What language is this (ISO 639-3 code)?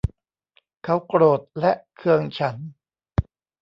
tha